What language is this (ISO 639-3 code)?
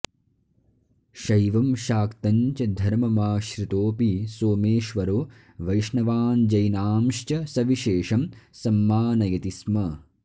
san